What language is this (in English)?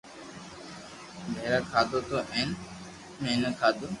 Loarki